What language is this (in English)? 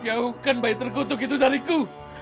Indonesian